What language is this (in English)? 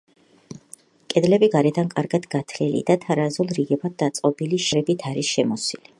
Georgian